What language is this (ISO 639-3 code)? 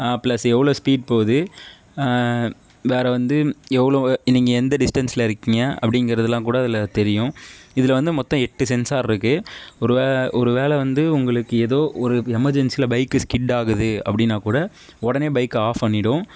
tam